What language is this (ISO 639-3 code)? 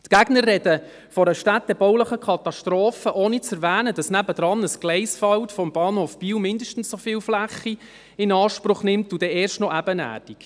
gsw